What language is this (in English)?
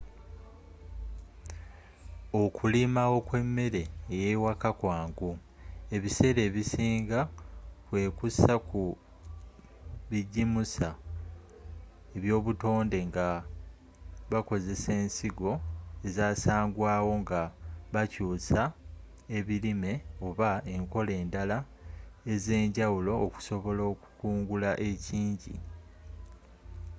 Ganda